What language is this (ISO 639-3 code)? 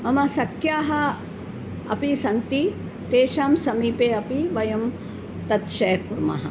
san